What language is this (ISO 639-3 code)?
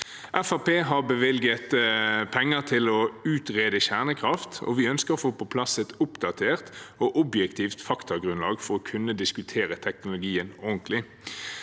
nor